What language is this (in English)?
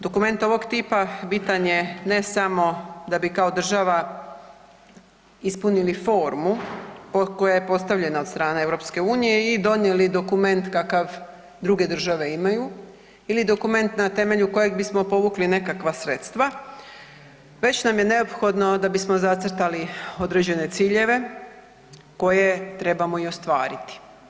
Croatian